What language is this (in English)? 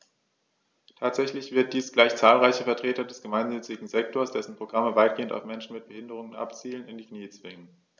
German